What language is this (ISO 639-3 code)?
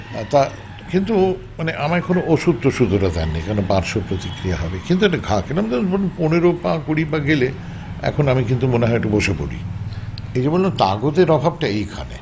ben